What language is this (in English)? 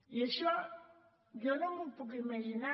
Catalan